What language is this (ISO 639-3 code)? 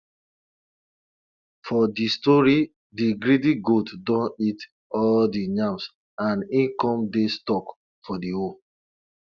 pcm